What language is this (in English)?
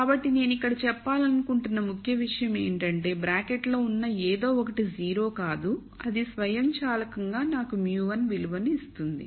Telugu